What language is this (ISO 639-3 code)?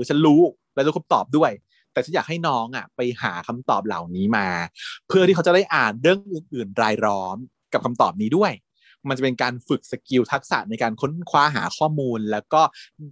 tha